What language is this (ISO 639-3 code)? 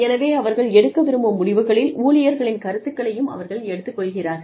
tam